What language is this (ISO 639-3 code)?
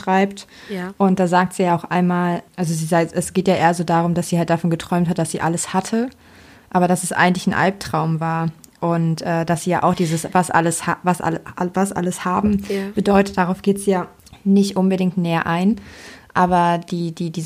deu